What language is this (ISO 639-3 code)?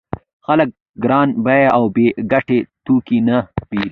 pus